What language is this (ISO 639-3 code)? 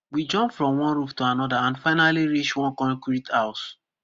pcm